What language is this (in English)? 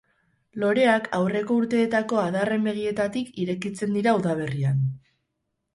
Basque